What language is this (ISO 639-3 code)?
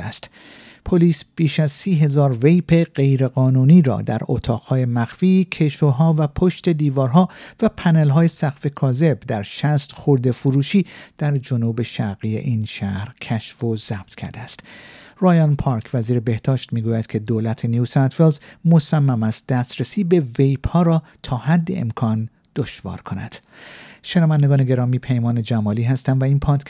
fas